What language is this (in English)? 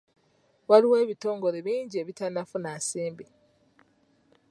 Ganda